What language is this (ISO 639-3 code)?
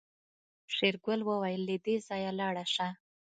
pus